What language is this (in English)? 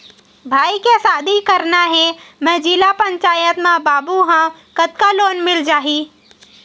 Chhattisgarhi